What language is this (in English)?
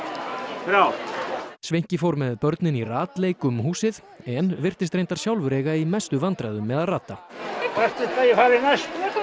Icelandic